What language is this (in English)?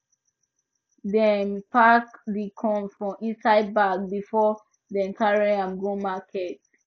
Nigerian Pidgin